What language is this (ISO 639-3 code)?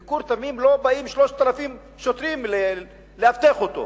heb